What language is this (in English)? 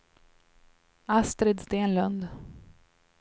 Swedish